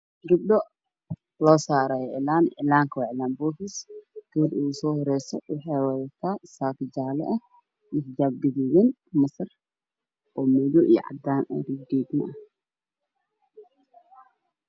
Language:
Somali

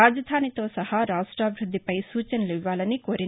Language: Telugu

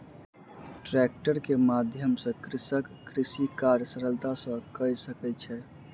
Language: Maithili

